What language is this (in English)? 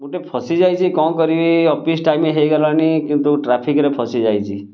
Odia